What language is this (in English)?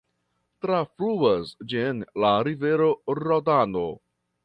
Esperanto